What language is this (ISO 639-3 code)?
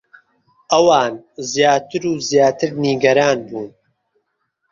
ckb